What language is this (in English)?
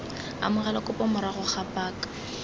Tswana